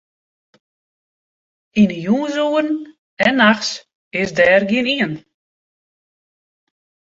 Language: Western Frisian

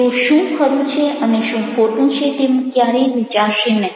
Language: Gujarati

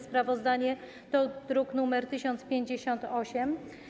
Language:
Polish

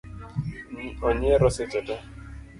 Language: Luo (Kenya and Tanzania)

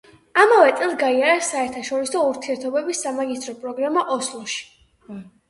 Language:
Georgian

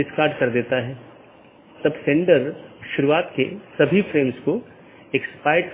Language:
Hindi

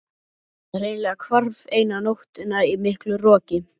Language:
Icelandic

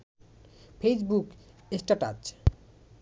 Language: Bangla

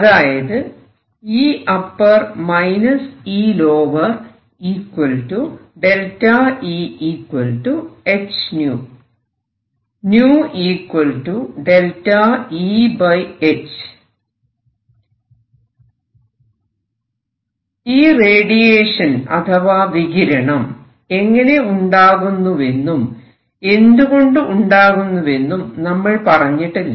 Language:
Malayalam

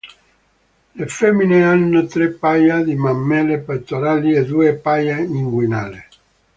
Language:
Italian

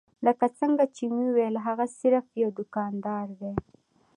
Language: Pashto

